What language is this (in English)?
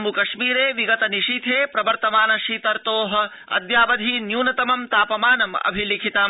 Sanskrit